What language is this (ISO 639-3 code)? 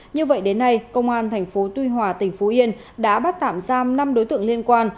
vie